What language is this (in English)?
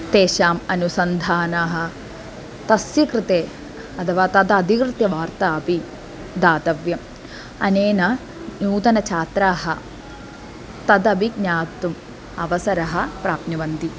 Sanskrit